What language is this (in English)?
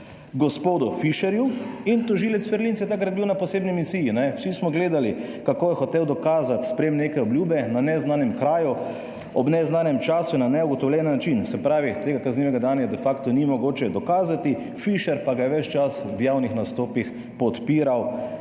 Slovenian